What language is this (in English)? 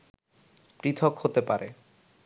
Bangla